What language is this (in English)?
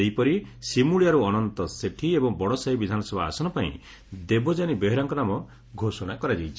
Odia